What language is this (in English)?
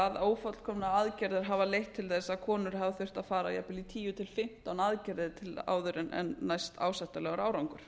Icelandic